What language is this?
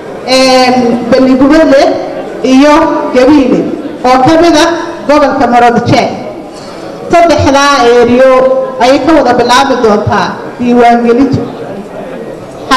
Arabic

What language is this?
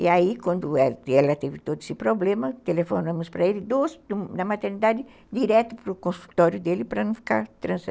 Portuguese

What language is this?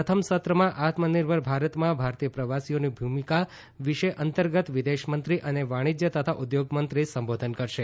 Gujarati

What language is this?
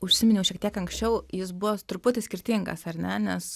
Lithuanian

